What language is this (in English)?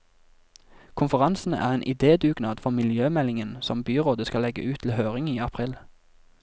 Norwegian